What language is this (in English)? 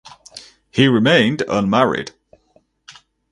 English